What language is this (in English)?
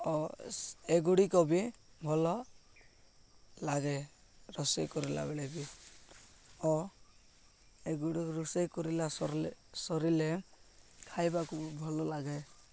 Odia